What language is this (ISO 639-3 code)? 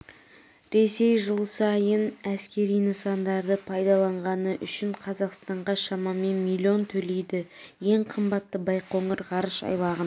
kaz